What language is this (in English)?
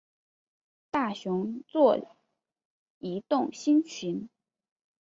Chinese